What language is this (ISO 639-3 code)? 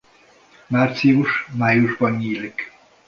hun